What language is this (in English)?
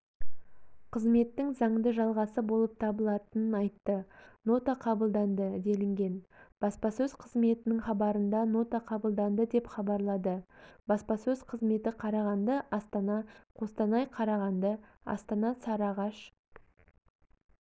Kazakh